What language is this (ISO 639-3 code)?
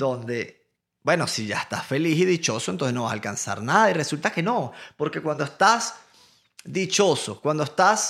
spa